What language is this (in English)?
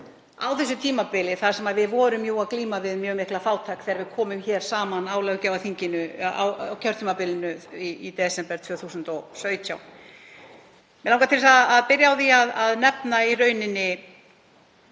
Icelandic